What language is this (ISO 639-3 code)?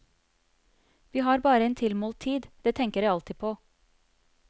nor